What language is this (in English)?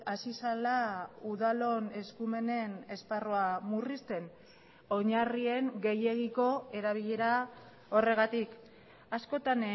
Basque